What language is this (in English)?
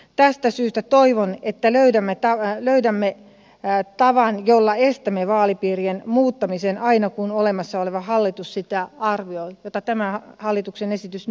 Finnish